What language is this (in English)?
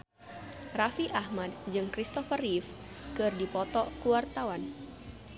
Sundanese